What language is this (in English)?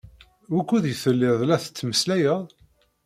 Kabyle